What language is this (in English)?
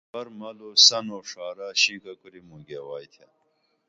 Dameli